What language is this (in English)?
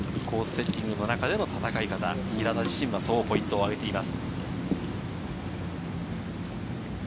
Japanese